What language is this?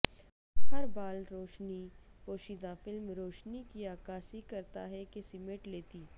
Urdu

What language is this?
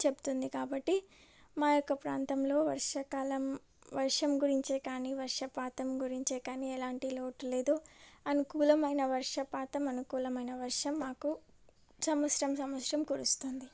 Telugu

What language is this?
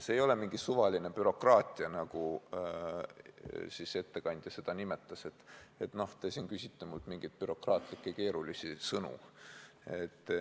Estonian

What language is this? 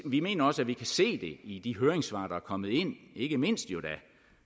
Danish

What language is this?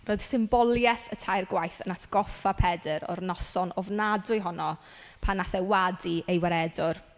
Welsh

